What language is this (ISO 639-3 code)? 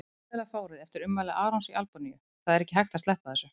isl